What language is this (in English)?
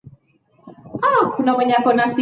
Swahili